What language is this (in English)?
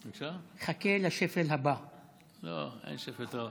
Hebrew